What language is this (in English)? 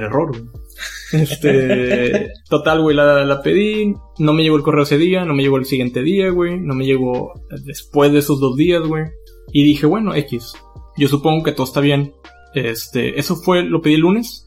Spanish